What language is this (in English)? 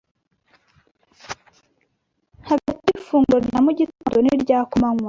Kinyarwanda